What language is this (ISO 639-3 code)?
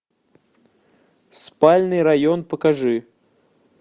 rus